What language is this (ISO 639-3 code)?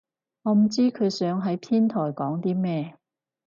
yue